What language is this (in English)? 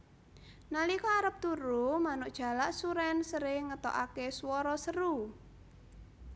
Javanese